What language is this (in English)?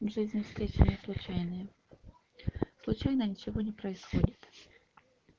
Russian